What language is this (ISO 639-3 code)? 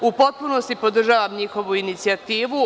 srp